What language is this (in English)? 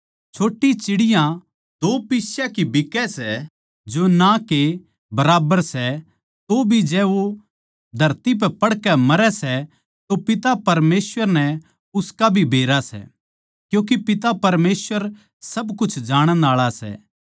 Haryanvi